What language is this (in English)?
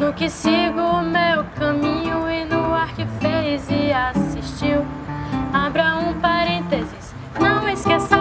Portuguese